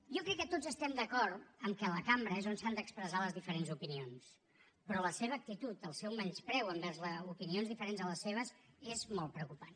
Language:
Catalan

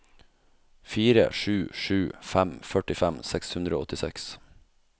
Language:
Norwegian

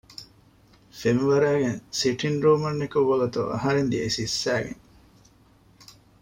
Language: Divehi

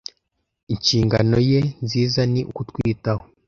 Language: Kinyarwanda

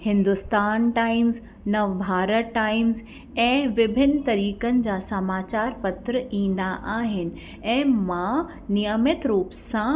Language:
Sindhi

